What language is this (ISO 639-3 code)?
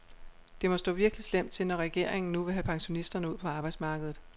dan